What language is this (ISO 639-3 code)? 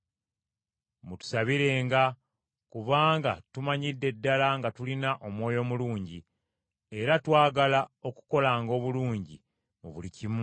lug